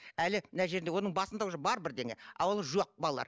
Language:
Kazakh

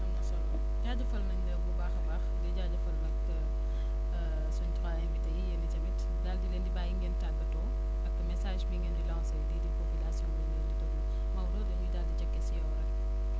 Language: Wolof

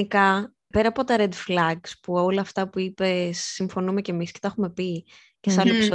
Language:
Greek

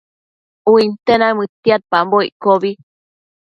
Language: Matsés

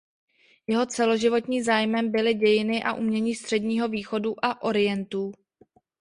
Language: Czech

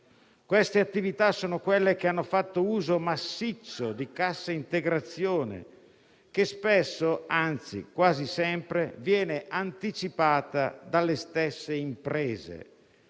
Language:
Italian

